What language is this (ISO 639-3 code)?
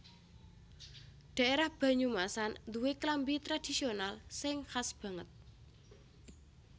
jav